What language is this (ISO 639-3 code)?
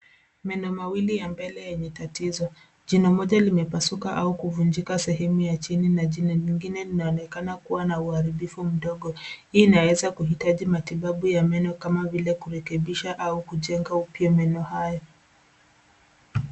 swa